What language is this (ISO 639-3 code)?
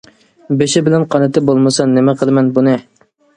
uig